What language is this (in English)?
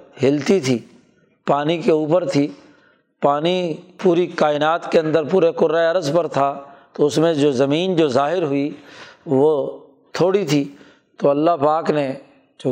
Urdu